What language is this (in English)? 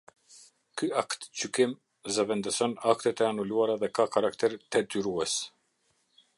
Albanian